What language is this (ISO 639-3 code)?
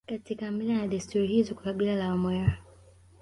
swa